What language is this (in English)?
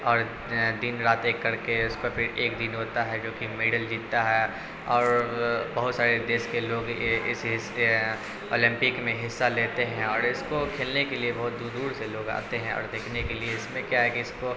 Urdu